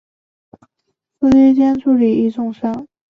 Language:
Chinese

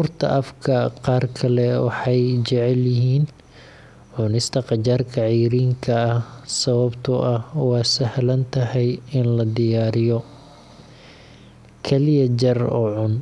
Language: Somali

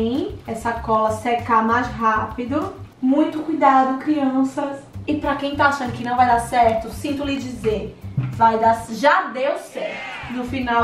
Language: Portuguese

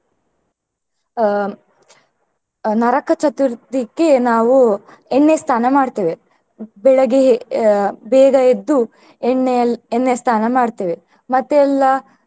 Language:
Kannada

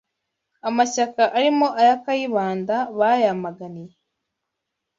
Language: Kinyarwanda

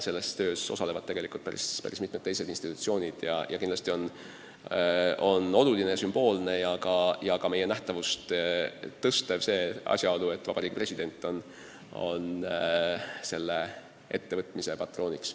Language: Estonian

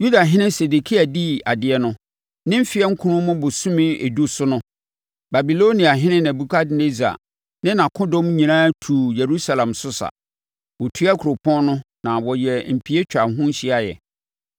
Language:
Akan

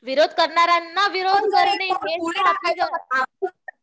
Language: Marathi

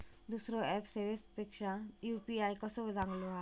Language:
Marathi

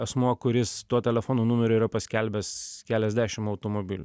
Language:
Lithuanian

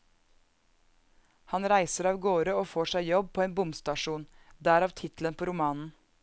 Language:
Norwegian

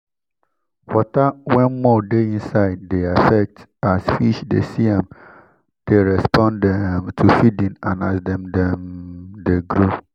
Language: Nigerian Pidgin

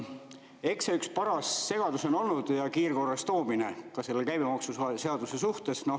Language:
Estonian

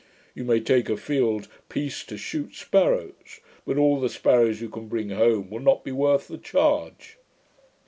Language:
English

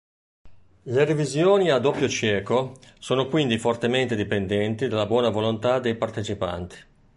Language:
Italian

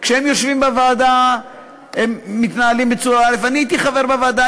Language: Hebrew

